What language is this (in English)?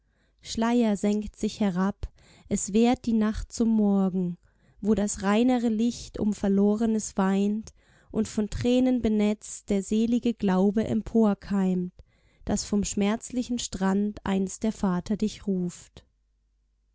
German